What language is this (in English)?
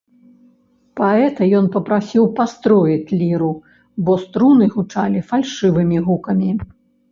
Belarusian